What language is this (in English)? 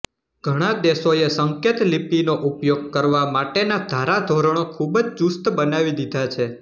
Gujarati